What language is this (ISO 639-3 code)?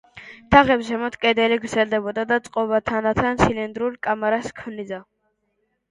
kat